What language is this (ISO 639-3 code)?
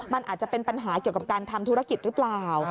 tha